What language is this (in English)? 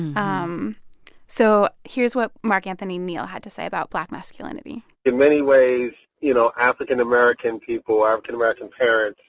English